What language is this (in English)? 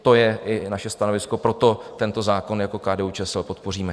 Czech